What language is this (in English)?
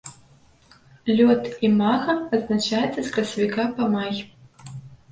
Belarusian